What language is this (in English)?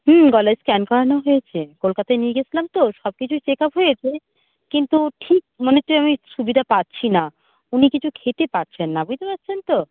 Bangla